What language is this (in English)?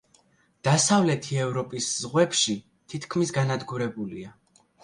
Georgian